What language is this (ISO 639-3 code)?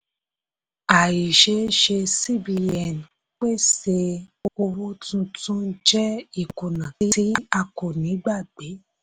yor